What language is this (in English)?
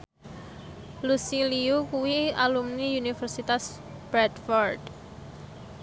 Javanese